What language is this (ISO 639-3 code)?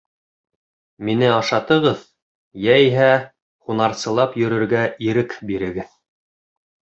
bak